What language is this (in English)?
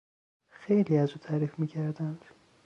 Persian